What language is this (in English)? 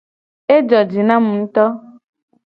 Gen